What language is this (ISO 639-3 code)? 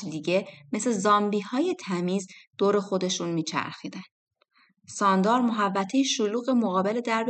fas